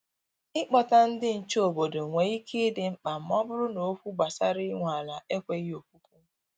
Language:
Igbo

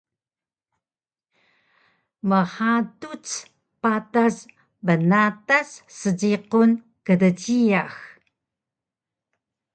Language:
Taroko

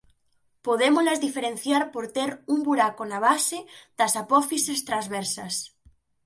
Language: Galician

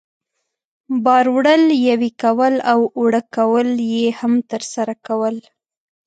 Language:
Pashto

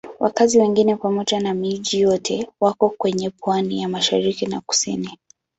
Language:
Swahili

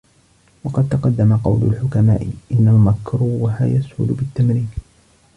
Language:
Arabic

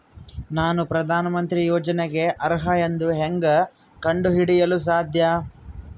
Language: Kannada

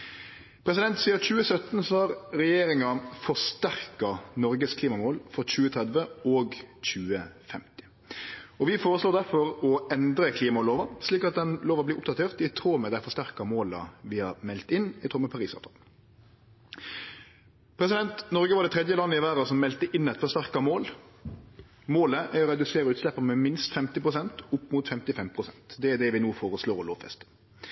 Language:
Norwegian Nynorsk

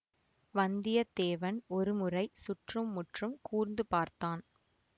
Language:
Tamil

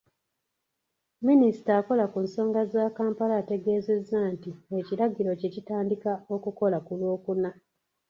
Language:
Ganda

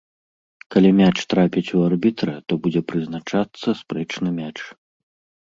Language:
Belarusian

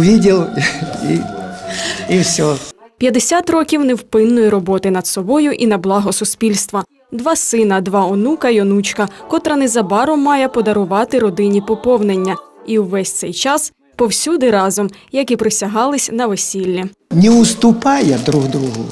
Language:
Ukrainian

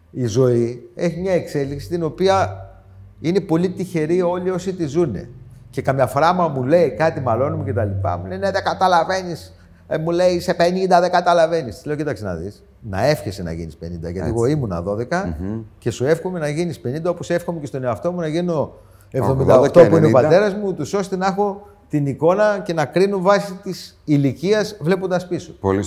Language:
Greek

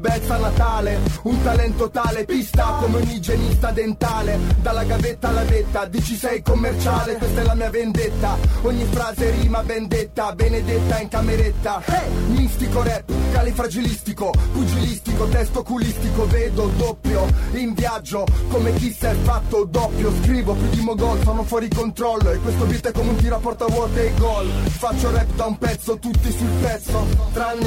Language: Italian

